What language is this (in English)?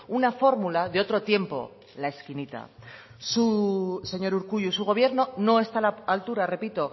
Spanish